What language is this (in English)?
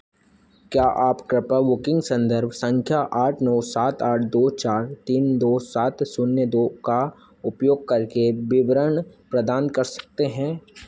Hindi